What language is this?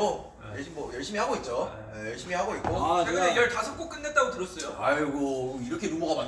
Korean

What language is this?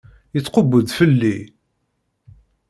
Kabyle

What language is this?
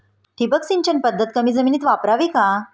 Marathi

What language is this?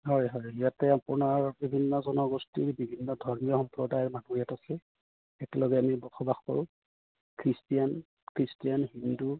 Assamese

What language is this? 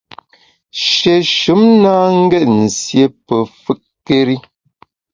Bamun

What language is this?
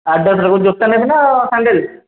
Odia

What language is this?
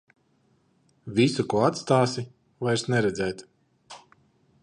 Latvian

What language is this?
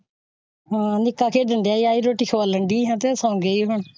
Punjabi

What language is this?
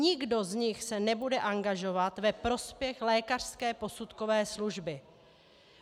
Czech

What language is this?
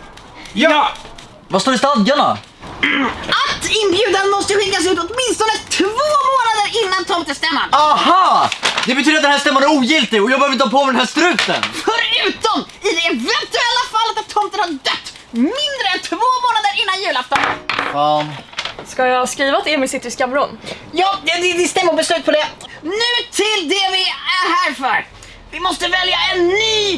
Swedish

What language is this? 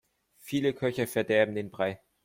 German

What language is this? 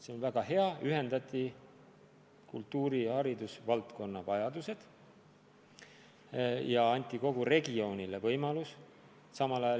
Estonian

